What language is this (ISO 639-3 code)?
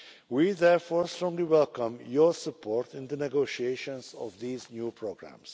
eng